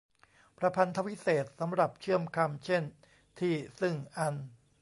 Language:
Thai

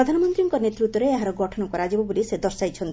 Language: Odia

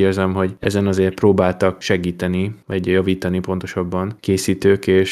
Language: Hungarian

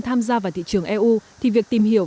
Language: Vietnamese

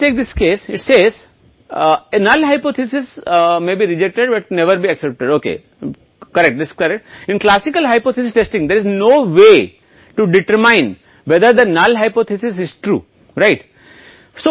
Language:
Hindi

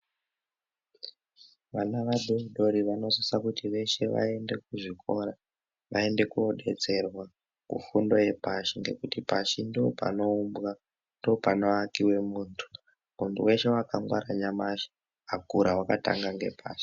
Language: Ndau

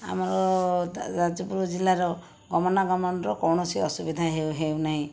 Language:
Odia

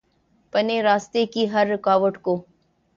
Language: Urdu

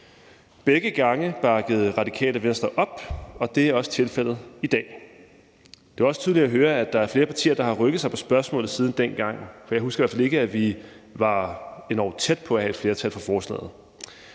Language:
Danish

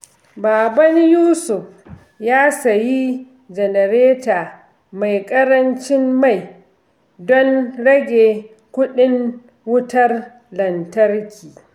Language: Hausa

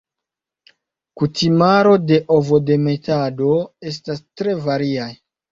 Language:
Esperanto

